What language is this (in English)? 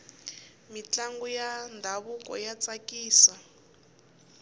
Tsonga